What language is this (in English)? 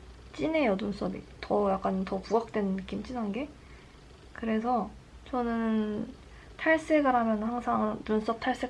Korean